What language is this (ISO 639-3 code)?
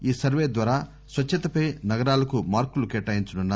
tel